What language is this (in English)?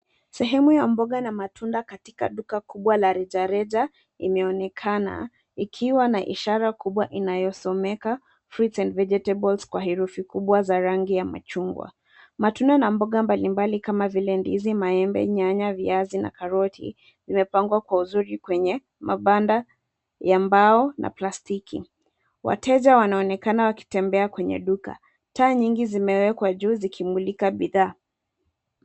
Swahili